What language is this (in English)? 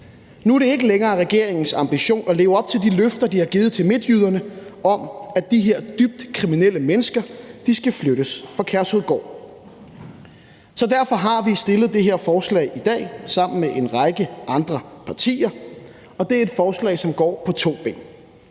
Danish